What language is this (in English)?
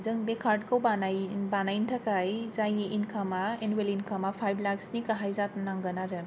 Bodo